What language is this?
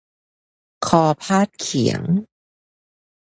Thai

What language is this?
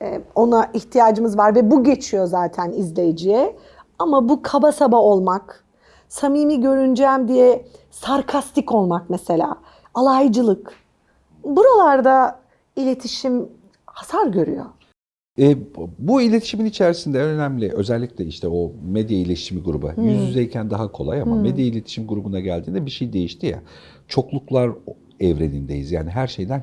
Turkish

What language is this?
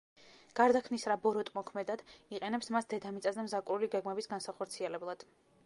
Georgian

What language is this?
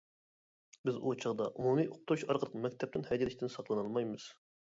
Uyghur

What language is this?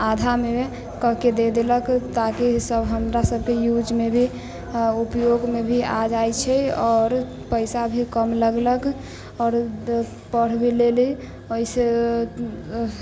Maithili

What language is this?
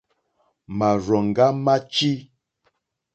Mokpwe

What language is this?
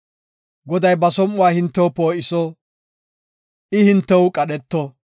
Gofa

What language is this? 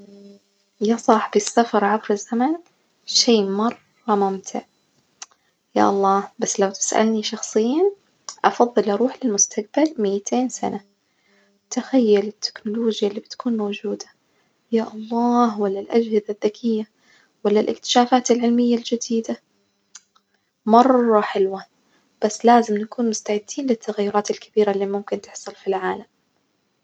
Najdi Arabic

